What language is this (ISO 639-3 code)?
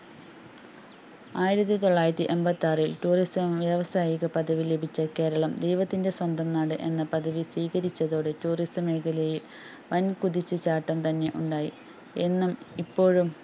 mal